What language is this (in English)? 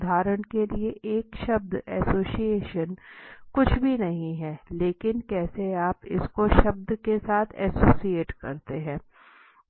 Hindi